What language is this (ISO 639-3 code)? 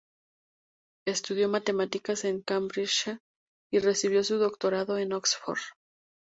spa